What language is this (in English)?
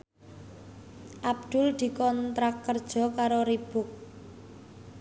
Javanese